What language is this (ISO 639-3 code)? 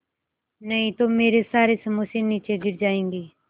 hin